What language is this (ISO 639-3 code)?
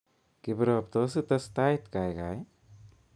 kln